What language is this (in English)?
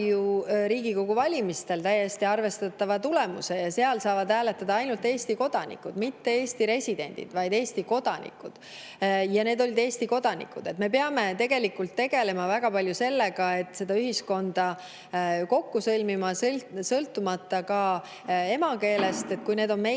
Estonian